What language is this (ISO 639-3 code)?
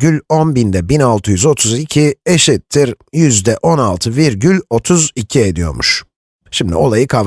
tur